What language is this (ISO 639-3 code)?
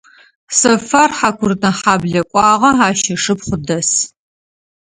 ady